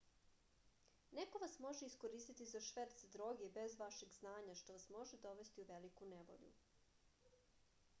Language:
Serbian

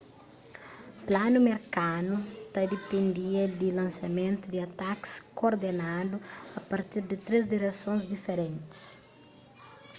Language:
Kabuverdianu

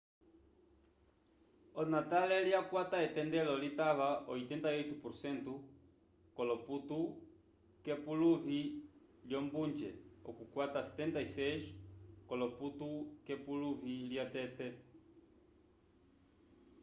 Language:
Umbundu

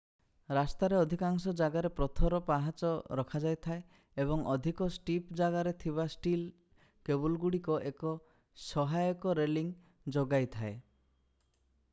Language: Odia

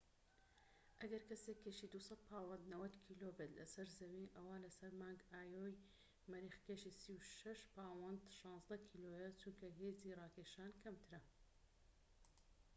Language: Central Kurdish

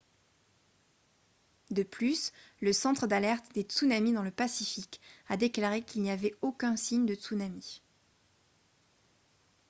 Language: French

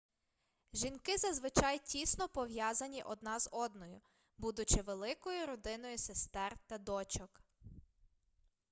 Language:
Ukrainian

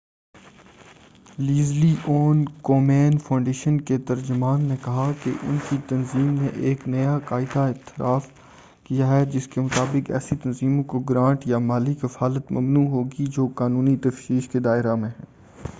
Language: Urdu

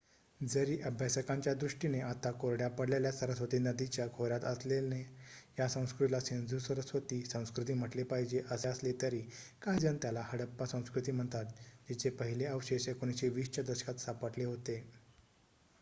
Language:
Marathi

